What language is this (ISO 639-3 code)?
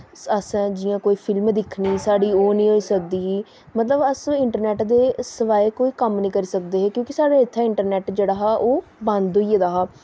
doi